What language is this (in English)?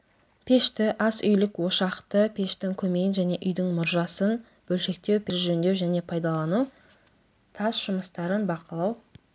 Kazakh